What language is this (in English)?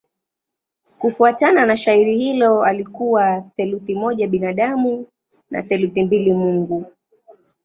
Swahili